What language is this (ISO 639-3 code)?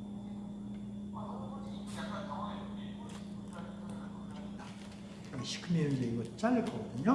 kor